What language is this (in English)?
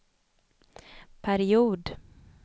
Swedish